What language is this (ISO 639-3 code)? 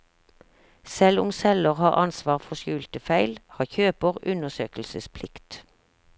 nor